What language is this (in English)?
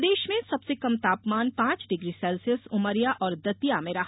Hindi